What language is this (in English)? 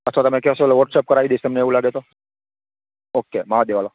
Gujarati